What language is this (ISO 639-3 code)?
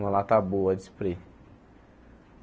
por